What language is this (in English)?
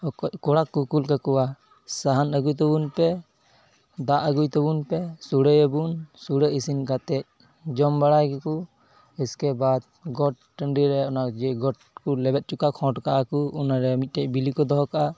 Santali